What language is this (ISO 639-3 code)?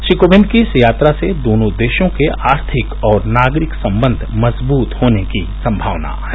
hin